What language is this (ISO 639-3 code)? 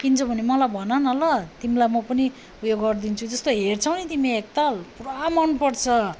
nep